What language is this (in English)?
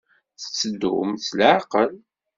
Kabyle